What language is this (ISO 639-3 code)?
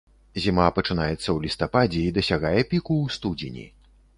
bel